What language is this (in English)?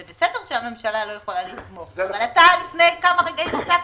Hebrew